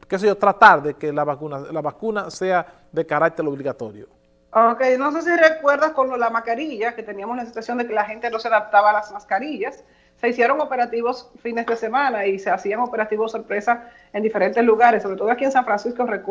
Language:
Spanish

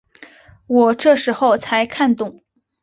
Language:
Chinese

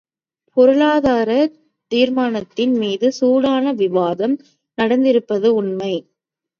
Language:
Tamil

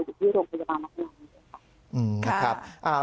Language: Thai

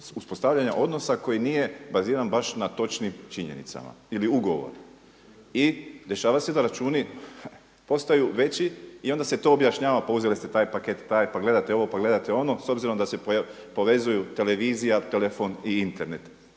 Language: Croatian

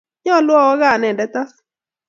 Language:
Kalenjin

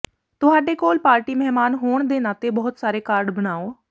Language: Punjabi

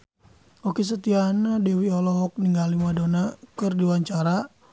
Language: Sundanese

